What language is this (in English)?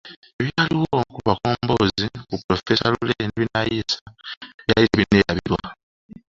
Ganda